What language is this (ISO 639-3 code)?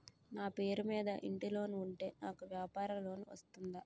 tel